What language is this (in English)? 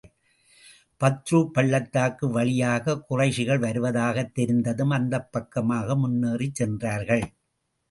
Tamil